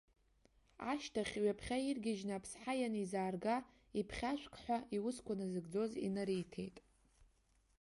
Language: Abkhazian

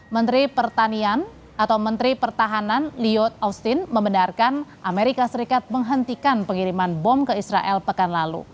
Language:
Indonesian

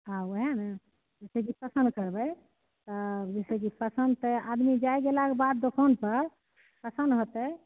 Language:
Maithili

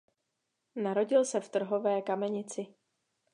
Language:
Czech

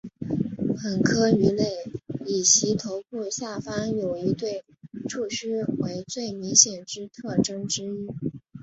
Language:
Chinese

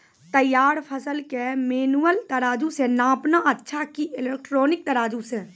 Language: Maithili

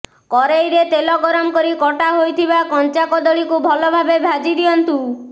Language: Odia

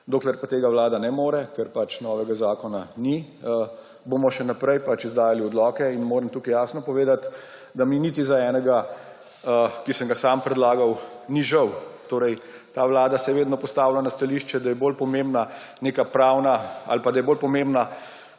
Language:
Slovenian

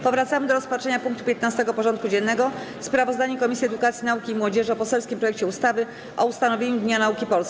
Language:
Polish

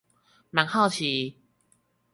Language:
Chinese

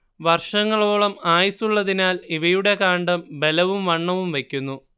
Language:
Malayalam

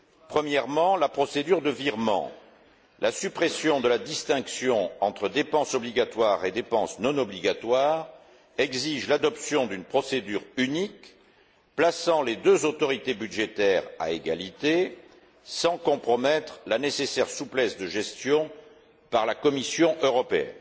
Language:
French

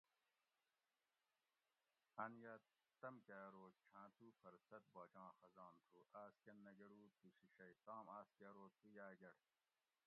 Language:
Gawri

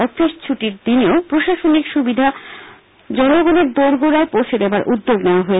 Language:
Bangla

